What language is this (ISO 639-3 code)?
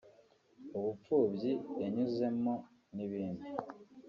kin